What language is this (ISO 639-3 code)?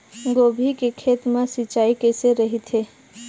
hne